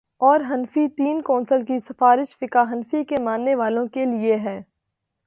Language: Urdu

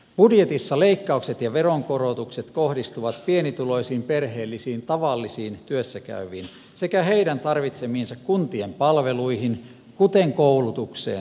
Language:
Finnish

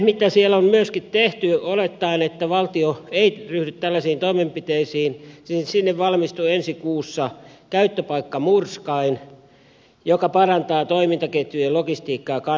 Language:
Finnish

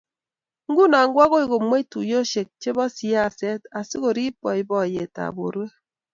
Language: Kalenjin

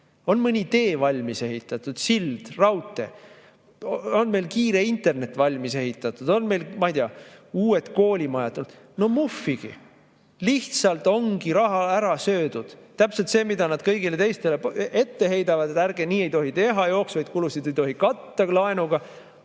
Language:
Estonian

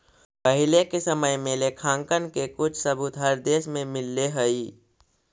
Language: Magahi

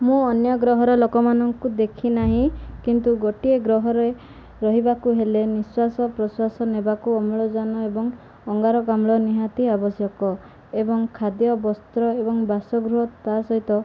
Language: Odia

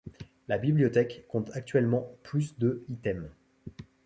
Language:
French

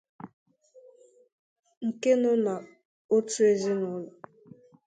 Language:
Igbo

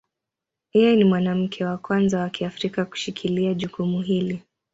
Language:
Swahili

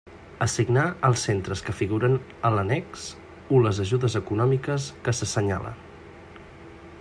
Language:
Catalan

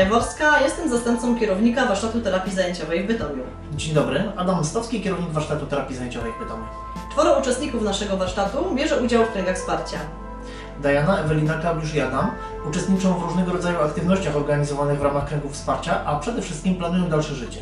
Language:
Polish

